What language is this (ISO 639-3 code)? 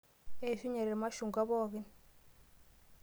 mas